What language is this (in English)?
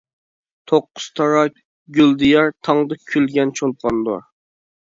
Uyghur